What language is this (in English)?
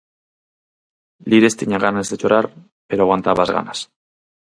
Galician